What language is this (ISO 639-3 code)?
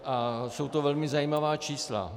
ces